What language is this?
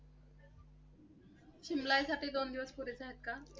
Marathi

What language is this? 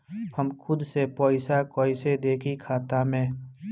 Bhojpuri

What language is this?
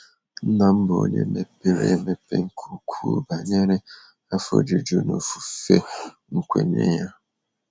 Igbo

